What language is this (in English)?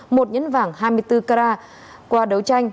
Vietnamese